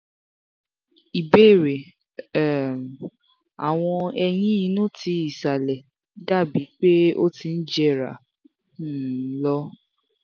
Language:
Yoruba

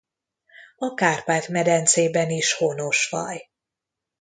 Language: Hungarian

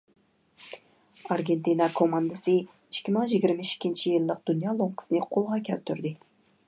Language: Uyghur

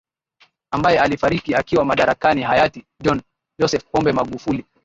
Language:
Swahili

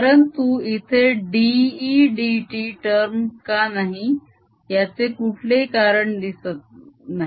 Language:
Marathi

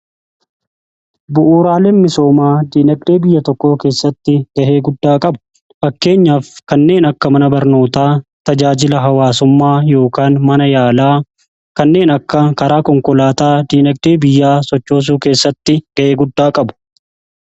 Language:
Oromo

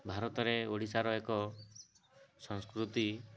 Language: Odia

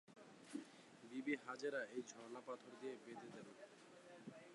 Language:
Bangla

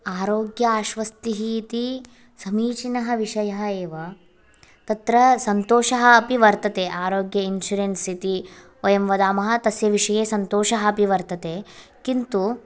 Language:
Sanskrit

